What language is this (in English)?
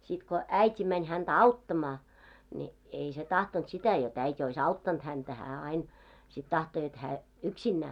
Finnish